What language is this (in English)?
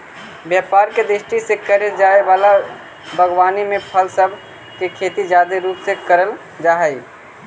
Magahi